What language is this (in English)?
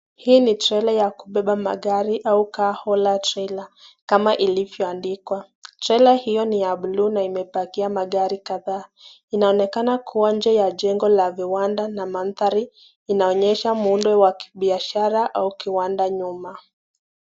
Swahili